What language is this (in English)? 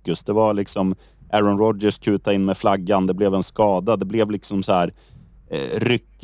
Swedish